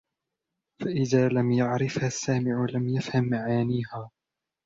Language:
Arabic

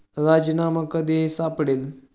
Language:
Marathi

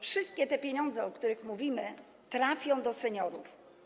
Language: Polish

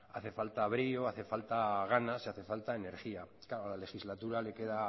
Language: Spanish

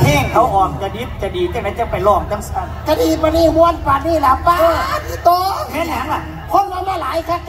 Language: Thai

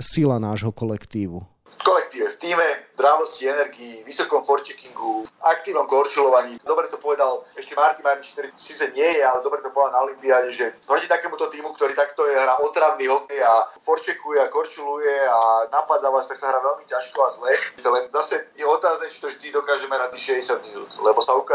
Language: Slovak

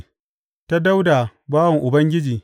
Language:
Hausa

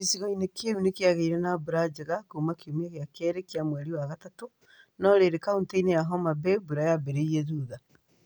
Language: Kikuyu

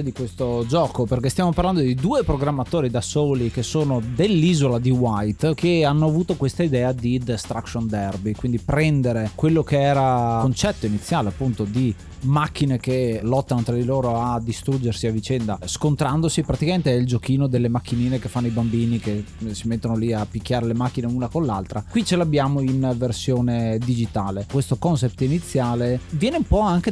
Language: Italian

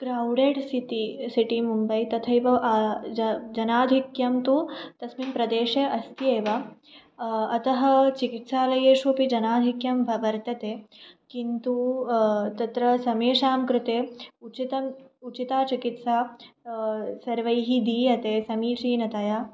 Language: Sanskrit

